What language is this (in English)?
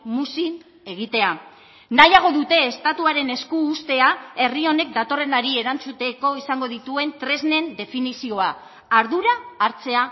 Basque